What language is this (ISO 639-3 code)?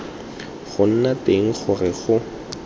tsn